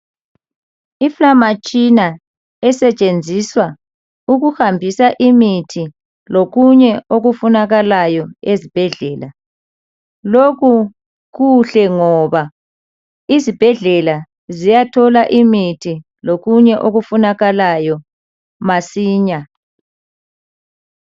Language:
North Ndebele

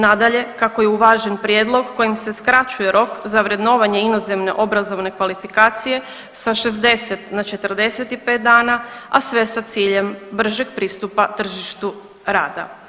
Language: Croatian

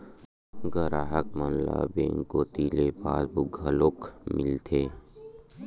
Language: Chhattisgarhi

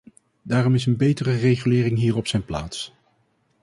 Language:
Dutch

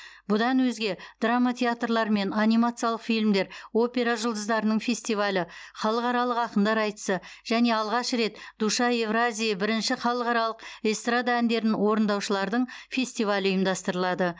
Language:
Kazakh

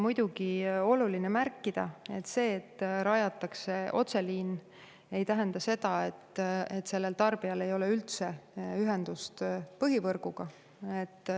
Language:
Estonian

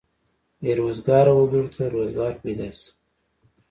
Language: Pashto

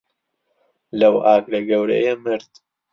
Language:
Central Kurdish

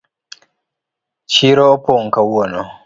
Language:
Luo (Kenya and Tanzania)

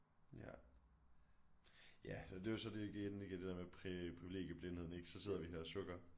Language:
Danish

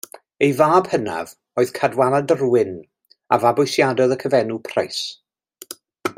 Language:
Welsh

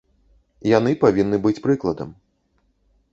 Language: Belarusian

